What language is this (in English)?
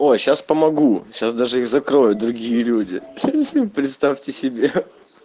Russian